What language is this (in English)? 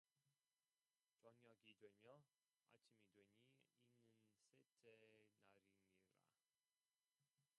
Korean